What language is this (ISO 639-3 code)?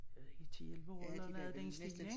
dan